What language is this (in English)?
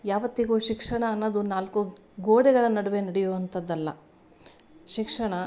Kannada